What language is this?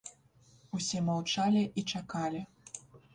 Belarusian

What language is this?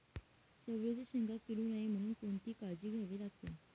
Marathi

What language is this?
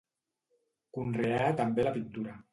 Catalan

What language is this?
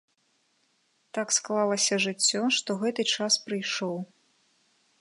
Belarusian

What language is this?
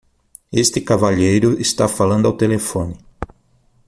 Portuguese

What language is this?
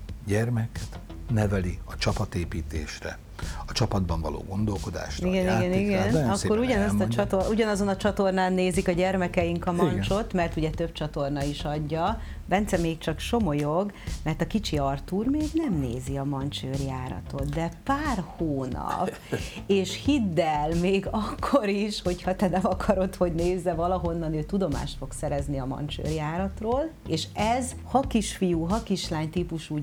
Hungarian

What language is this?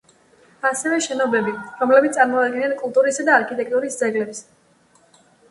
Georgian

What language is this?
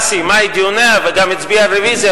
Hebrew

